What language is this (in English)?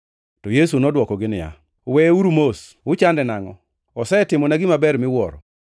Luo (Kenya and Tanzania)